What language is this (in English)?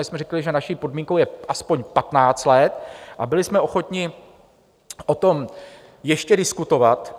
Czech